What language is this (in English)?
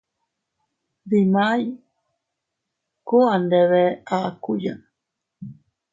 Teutila Cuicatec